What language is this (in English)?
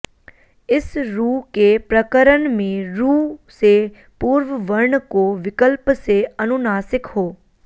Sanskrit